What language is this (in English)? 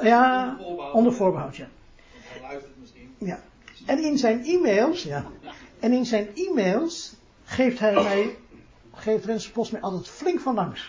Dutch